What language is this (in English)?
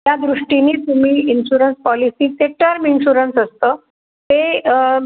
Marathi